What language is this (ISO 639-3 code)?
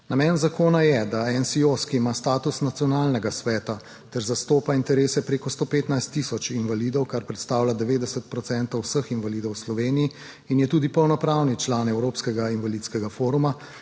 slv